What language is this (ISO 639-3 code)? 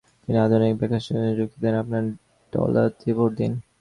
ben